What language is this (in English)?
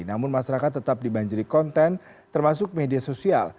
Indonesian